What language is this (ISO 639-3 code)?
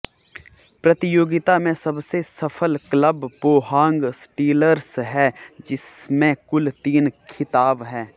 hin